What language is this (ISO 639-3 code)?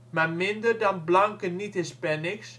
nld